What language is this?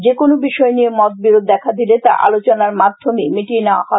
Bangla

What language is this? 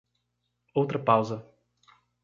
Portuguese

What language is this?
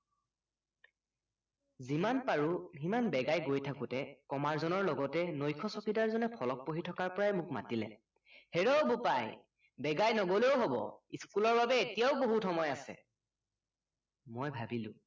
Assamese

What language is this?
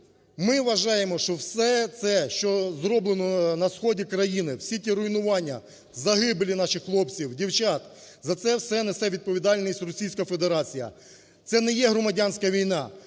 Ukrainian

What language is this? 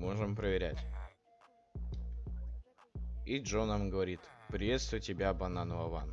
Russian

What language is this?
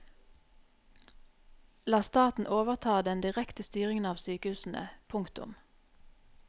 Norwegian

